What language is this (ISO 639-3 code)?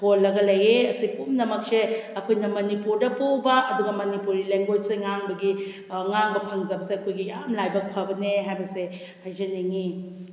mni